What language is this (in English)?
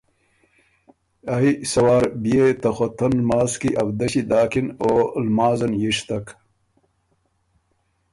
Ormuri